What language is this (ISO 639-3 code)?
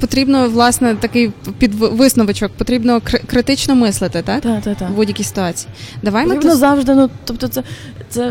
ukr